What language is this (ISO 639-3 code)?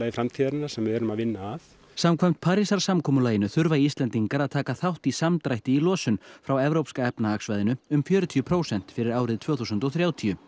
isl